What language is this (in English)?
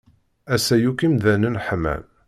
Kabyle